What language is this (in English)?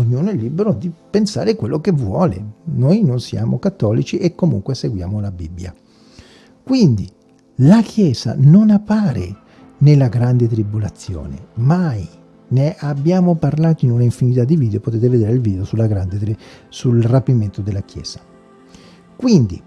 Italian